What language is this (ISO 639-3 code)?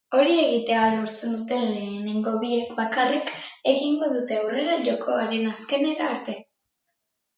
eus